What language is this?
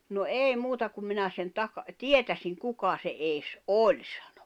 Finnish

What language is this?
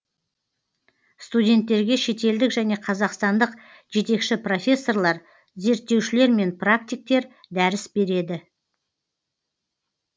Kazakh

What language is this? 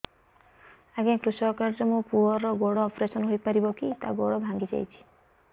Odia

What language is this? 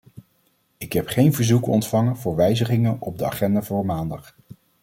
Dutch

